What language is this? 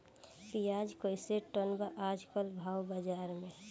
Bhojpuri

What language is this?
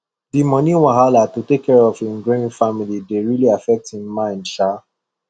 Nigerian Pidgin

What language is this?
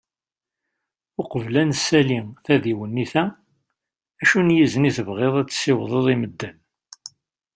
Kabyle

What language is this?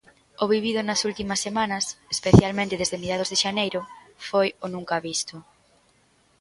Galician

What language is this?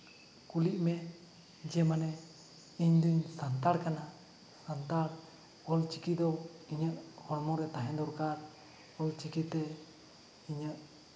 Santali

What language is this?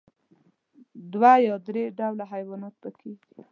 Pashto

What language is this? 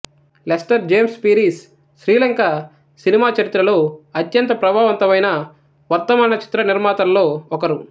Telugu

